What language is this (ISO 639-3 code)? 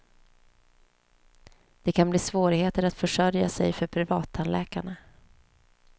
swe